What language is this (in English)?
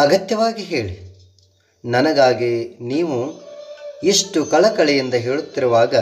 Kannada